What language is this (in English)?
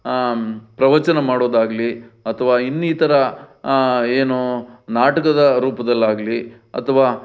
Kannada